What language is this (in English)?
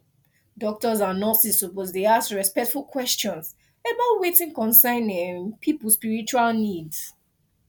Nigerian Pidgin